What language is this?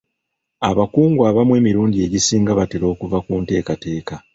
Ganda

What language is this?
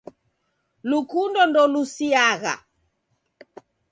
Taita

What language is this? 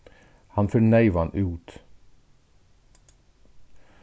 Faroese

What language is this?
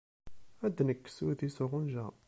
Kabyle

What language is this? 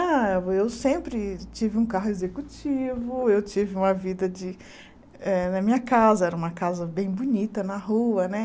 Portuguese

